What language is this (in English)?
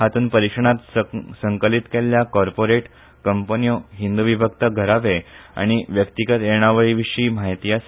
Konkani